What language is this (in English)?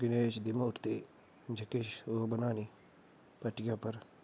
Dogri